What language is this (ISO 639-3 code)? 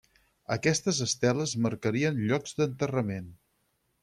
cat